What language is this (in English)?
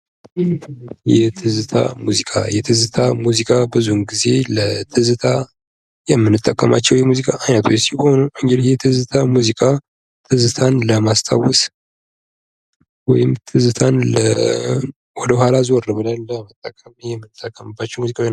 Amharic